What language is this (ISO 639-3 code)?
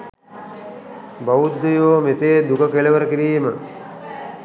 sin